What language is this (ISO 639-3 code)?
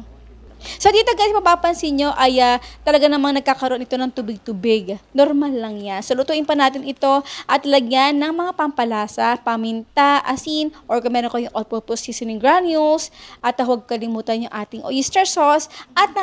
fil